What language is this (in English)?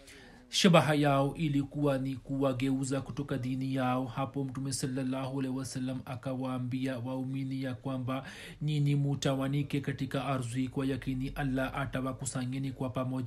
Swahili